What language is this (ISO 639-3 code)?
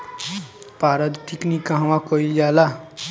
bho